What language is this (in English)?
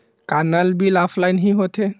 Chhattisgarhi